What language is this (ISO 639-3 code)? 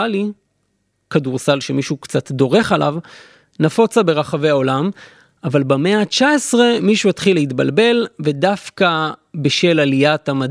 heb